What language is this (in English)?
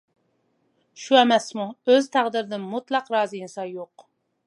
Uyghur